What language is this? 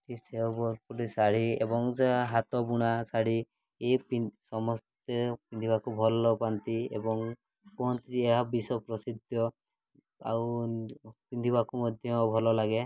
Odia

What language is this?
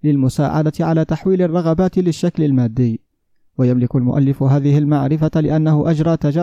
Arabic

